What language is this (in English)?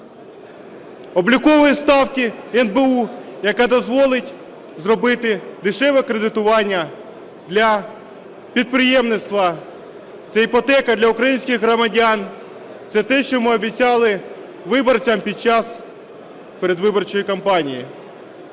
Ukrainian